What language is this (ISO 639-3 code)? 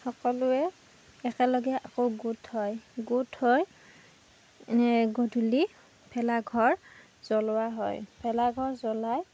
asm